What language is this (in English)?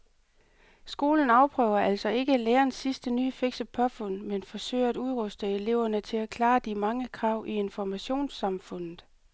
Danish